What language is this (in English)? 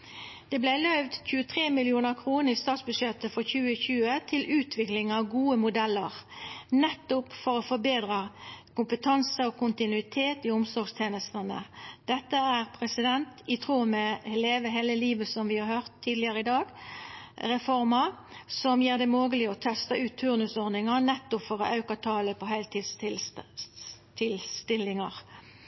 Norwegian Nynorsk